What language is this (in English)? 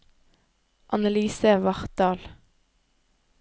Norwegian